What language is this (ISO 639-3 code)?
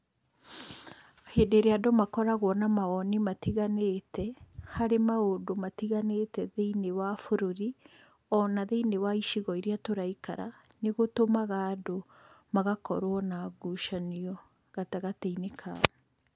kik